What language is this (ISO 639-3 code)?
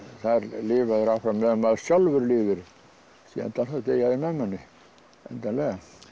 isl